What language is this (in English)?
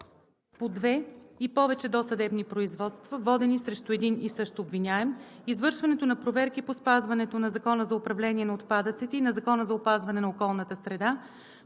Bulgarian